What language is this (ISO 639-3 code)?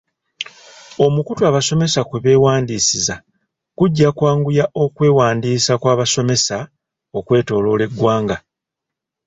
lug